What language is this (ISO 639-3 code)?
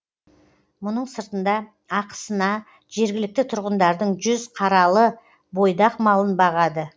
kaz